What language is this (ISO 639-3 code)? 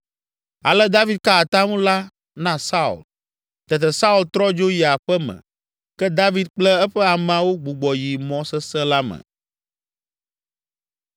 ewe